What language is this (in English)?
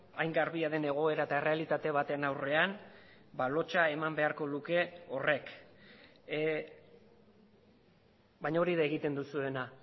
Basque